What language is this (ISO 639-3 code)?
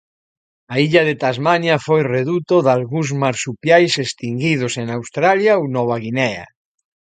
glg